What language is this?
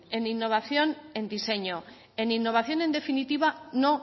Spanish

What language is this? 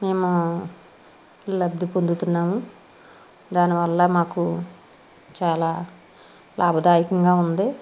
Telugu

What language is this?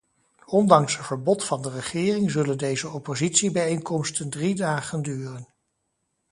Dutch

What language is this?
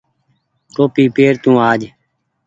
Goaria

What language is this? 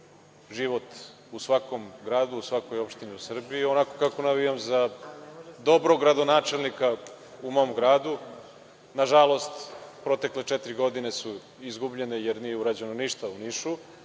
Serbian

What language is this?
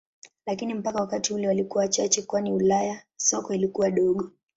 Swahili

